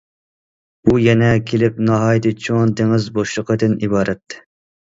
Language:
Uyghur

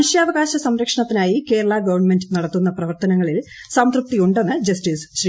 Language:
Malayalam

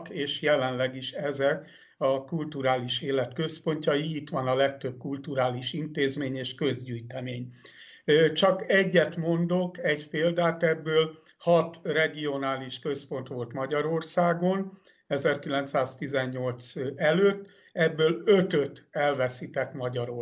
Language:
Hungarian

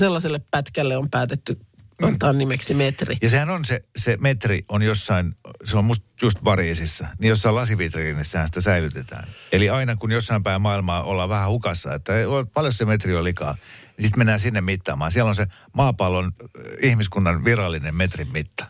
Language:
Finnish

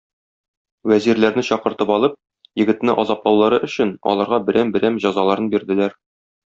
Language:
Tatar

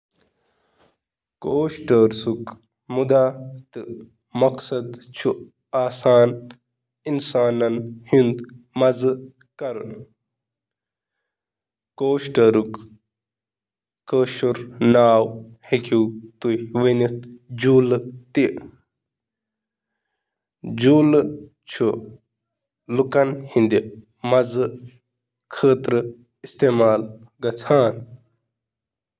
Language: Kashmiri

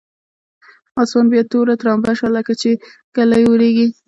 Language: Pashto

